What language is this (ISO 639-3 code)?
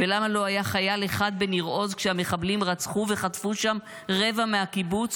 heb